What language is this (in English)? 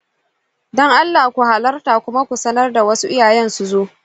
Hausa